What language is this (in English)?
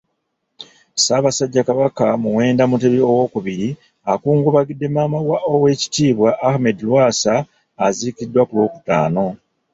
Ganda